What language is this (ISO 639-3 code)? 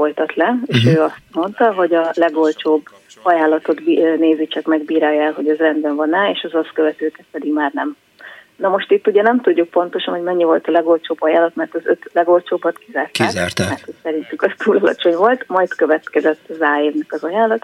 hun